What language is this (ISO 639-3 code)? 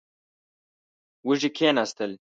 pus